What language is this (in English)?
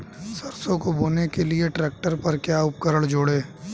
Hindi